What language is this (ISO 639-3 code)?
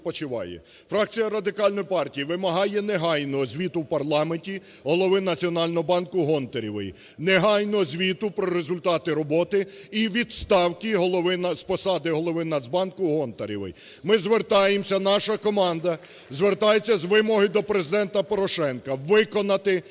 ukr